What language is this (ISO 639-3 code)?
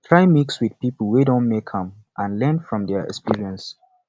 pcm